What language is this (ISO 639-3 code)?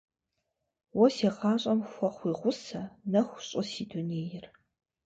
kbd